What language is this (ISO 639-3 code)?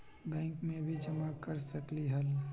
mag